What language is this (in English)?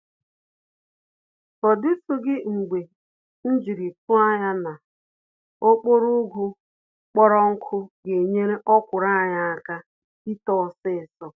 Igbo